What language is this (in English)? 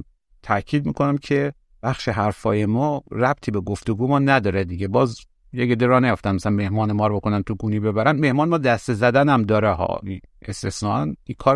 Persian